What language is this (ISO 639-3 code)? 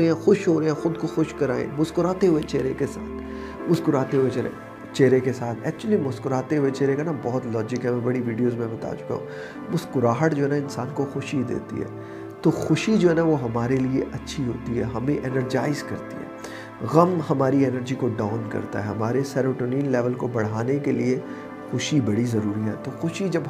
urd